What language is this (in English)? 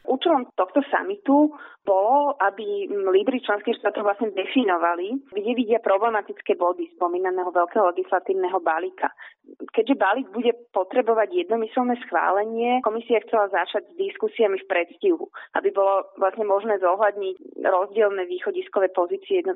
Slovak